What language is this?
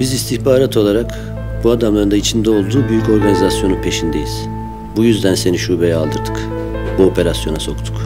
Turkish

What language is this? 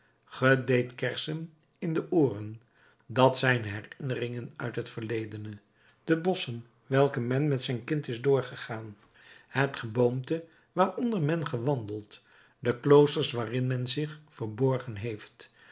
Dutch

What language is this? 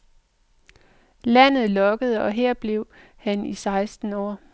Danish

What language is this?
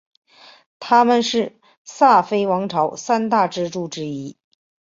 Chinese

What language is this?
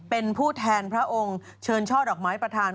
Thai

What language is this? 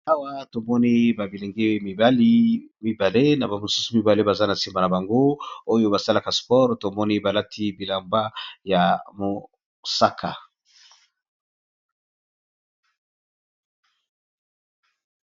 Lingala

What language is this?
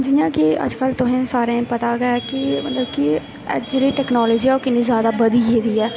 Dogri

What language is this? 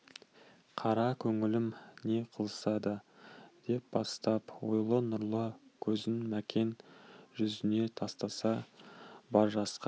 Kazakh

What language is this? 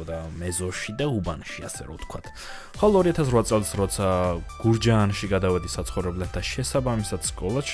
German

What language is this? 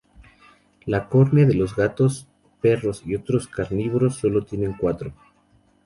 Spanish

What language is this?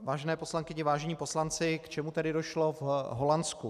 Czech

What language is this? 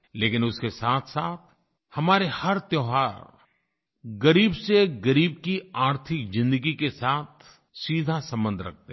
Hindi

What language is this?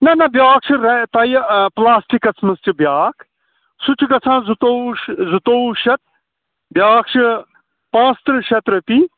Kashmiri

